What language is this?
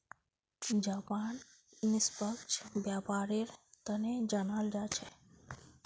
Magahi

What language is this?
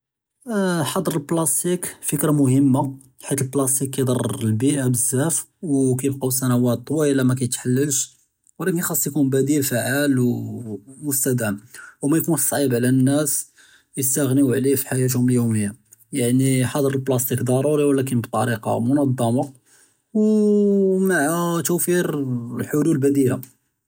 Judeo-Arabic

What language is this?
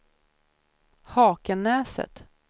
Swedish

